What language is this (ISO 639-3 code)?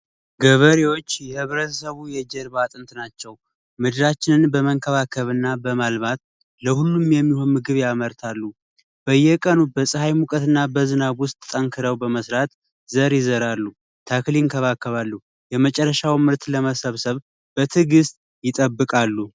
amh